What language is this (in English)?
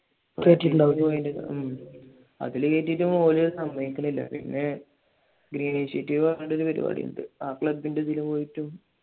Malayalam